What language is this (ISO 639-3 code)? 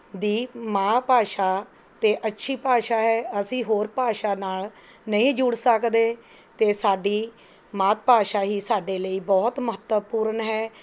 pan